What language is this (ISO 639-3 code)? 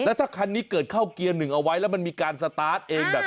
tha